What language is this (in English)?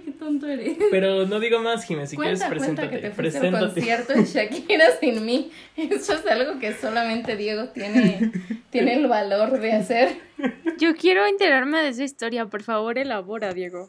Spanish